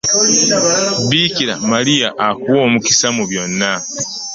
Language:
Ganda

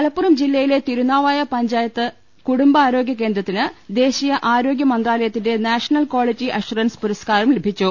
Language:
Malayalam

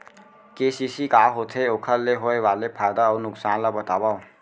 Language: Chhattisgarhi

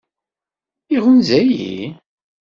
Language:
Kabyle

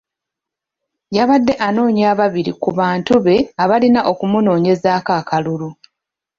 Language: Ganda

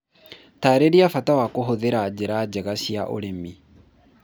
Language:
Kikuyu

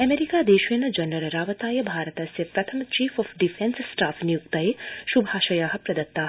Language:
Sanskrit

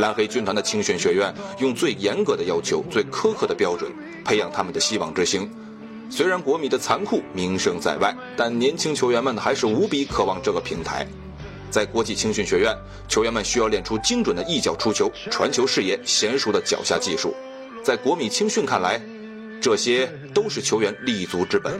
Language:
Chinese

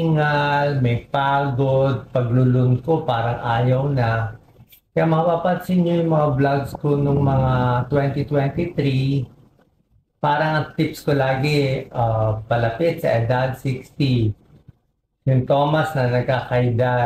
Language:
Filipino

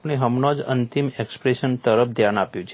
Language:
Gujarati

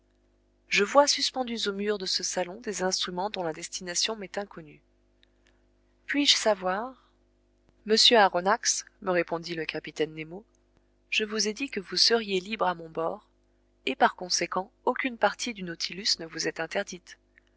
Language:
French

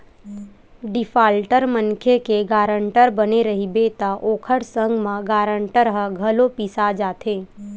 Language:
Chhattisgarhi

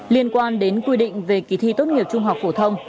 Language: Vietnamese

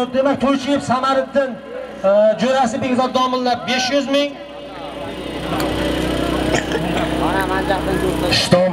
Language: Turkish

